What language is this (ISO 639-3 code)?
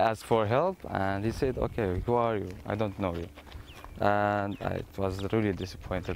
spa